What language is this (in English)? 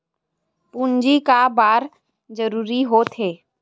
Chhattisgarhi